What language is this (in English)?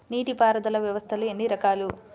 Telugu